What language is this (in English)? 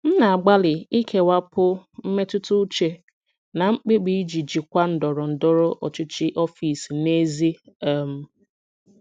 Igbo